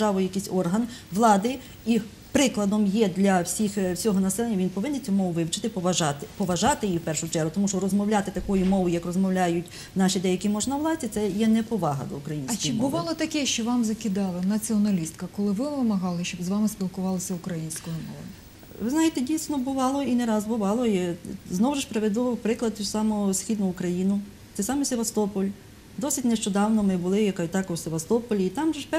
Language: Ukrainian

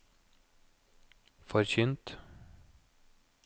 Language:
Norwegian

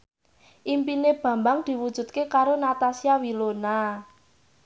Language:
Javanese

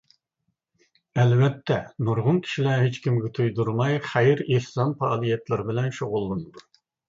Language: Uyghur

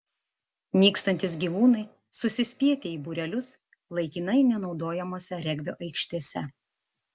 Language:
Lithuanian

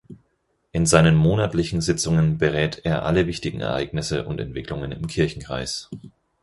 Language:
German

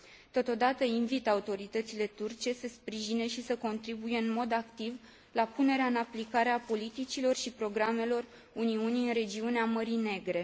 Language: Romanian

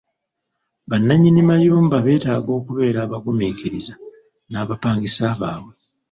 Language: Ganda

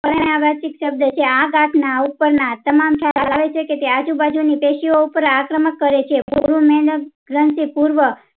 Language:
Gujarati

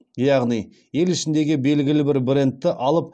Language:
Kazakh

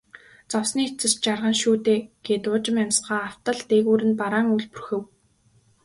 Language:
Mongolian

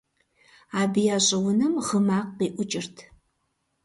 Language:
Kabardian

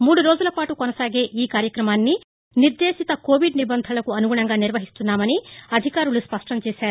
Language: Telugu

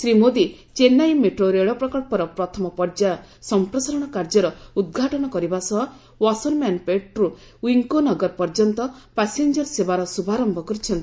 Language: Odia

